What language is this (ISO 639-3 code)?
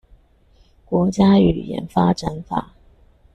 zho